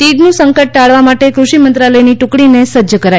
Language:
Gujarati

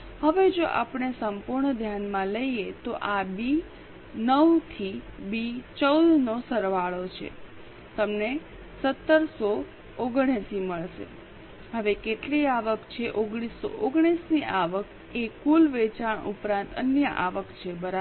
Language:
Gujarati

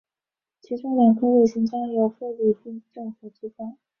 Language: Chinese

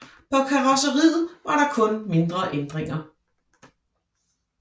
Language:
Danish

